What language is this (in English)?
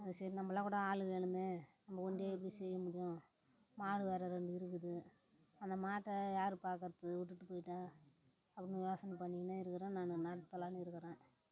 Tamil